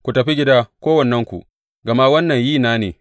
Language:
Hausa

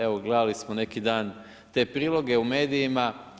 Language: Croatian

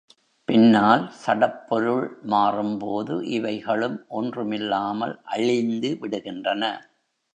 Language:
Tamil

